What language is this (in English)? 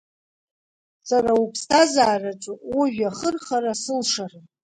Abkhazian